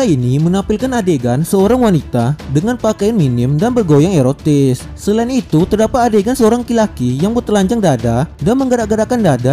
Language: Indonesian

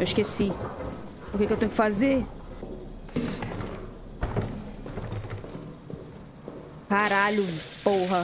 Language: Portuguese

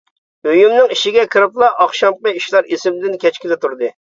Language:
Uyghur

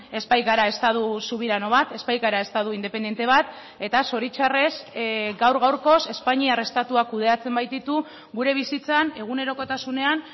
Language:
Basque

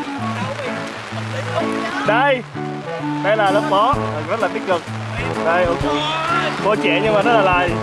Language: Vietnamese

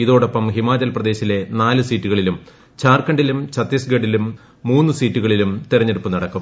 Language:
Malayalam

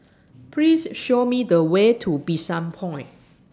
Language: English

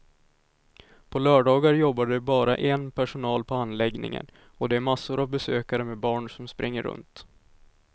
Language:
Swedish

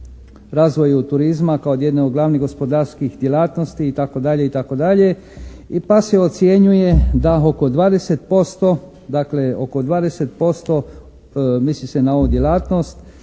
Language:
Croatian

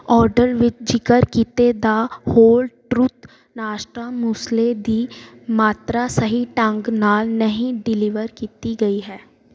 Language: Punjabi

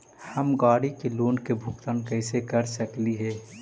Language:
Magahi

